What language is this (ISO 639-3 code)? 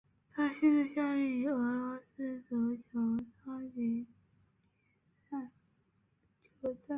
zho